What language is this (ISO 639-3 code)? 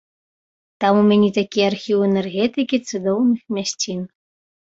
bel